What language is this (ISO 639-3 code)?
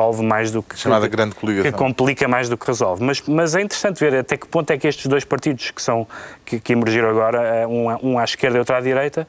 por